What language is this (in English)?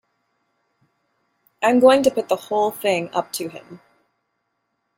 English